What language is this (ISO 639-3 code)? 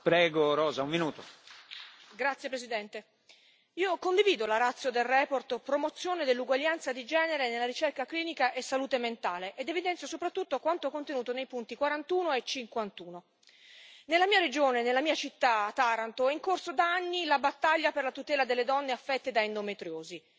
ita